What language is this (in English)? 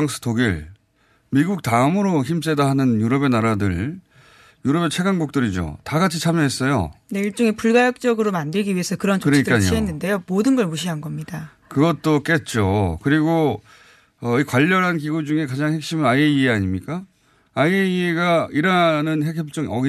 Korean